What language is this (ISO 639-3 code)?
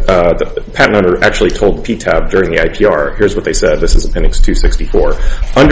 eng